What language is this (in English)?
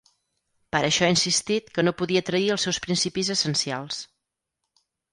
Catalan